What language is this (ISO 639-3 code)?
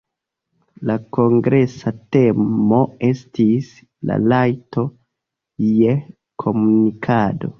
epo